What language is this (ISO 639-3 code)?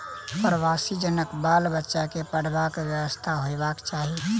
mai